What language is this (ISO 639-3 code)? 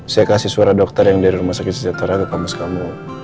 ind